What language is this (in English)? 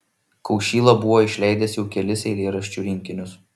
Lithuanian